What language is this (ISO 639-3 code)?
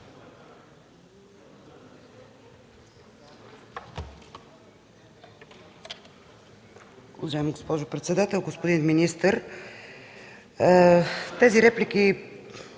bul